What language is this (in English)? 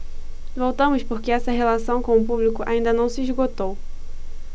Portuguese